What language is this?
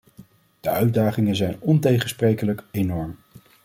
Dutch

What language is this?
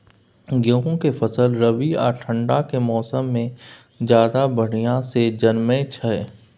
Maithili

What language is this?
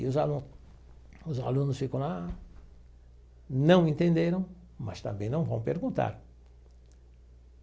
Portuguese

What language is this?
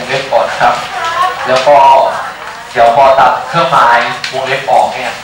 Thai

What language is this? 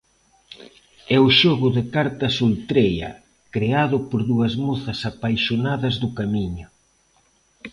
Galician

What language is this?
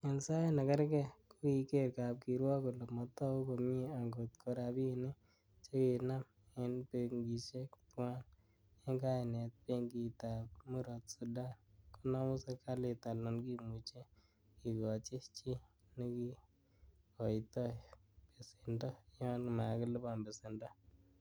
Kalenjin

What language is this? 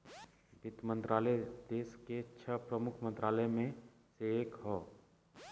Bhojpuri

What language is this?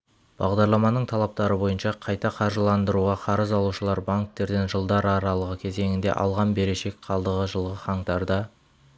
Kazakh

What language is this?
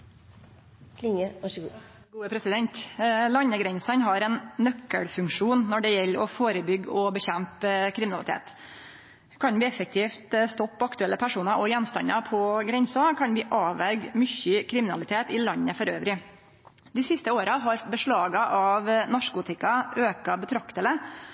Norwegian Nynorsk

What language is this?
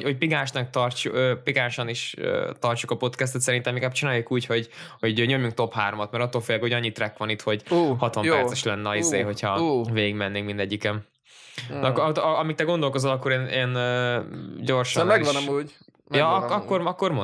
Hungarian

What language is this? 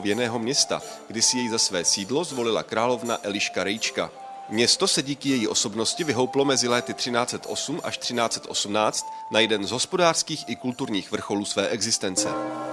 Czech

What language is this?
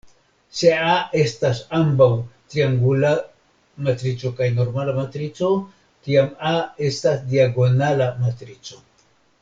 Esperanto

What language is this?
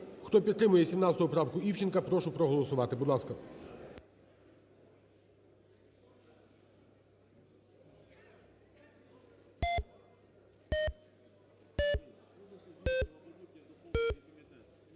Ukrainian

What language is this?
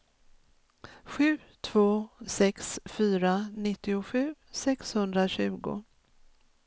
Swedish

